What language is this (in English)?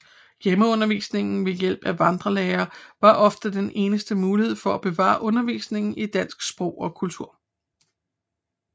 Danish